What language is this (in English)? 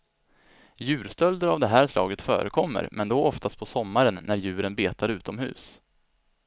Swedish